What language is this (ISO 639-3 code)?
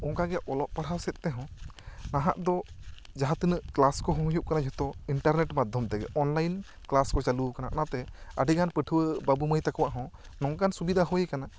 sat